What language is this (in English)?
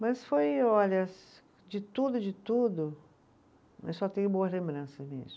Portuguese